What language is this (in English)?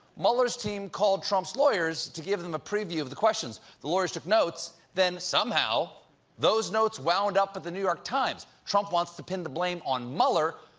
English